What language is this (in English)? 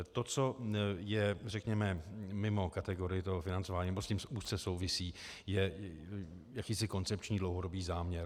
Czech